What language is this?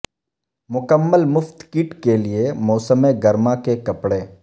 Urdu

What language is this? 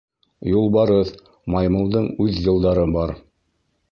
Bashkir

